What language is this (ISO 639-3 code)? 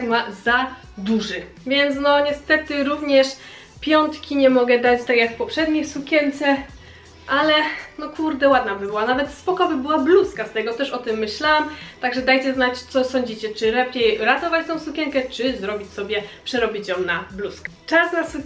pol